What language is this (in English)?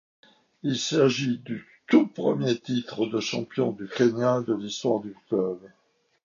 French